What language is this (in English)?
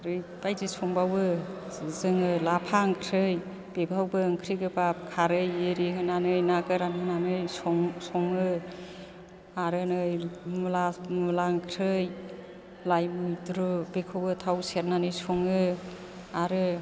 Bodo